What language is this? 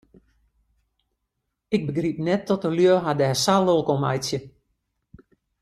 Western Frisian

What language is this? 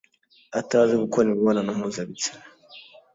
Kinyarwanda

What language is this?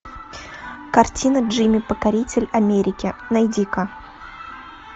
Russian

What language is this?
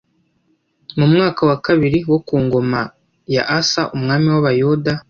Kinyarwanda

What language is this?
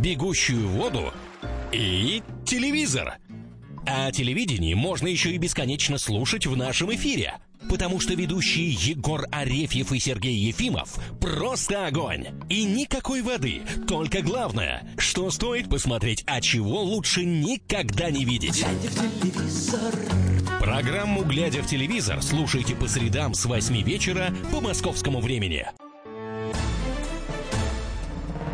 Russian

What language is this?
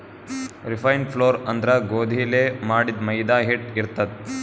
Kannada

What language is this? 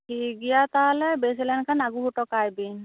Santali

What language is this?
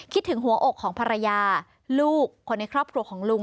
Thai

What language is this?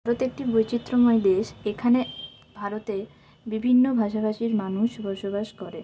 Bangla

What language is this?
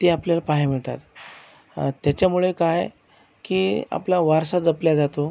Marathi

